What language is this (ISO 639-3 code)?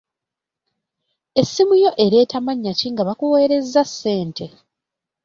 lug